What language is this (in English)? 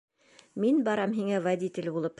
Bashkir